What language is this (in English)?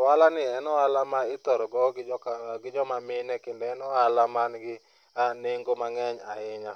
Luo (Kenya and Tanzania)